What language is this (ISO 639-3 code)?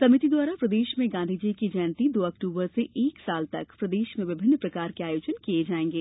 hin